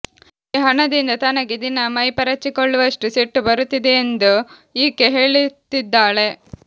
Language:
Kannada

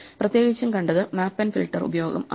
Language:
Malayalam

